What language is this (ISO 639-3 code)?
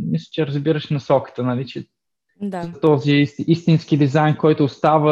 bul